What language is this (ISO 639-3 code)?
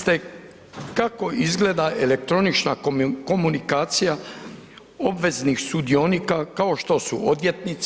hrv